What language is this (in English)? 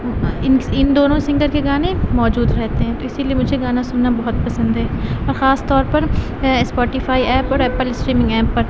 Urdu